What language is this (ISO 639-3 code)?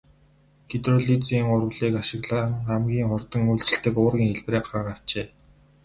mon